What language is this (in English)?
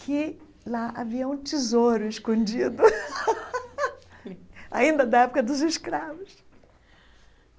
Portuguese